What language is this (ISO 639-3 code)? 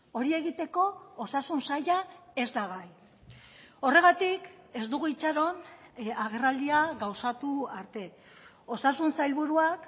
eus